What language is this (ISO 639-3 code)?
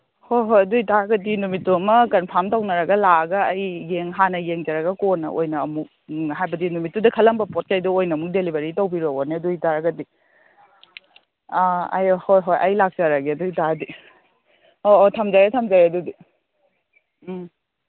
mni